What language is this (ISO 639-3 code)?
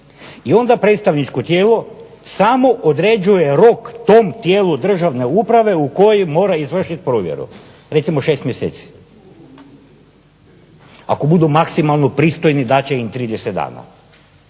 hrv